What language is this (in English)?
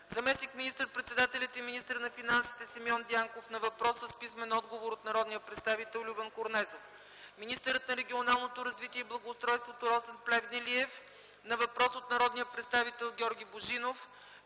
Bulgarian